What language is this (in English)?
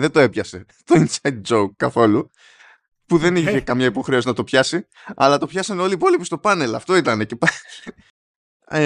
Greek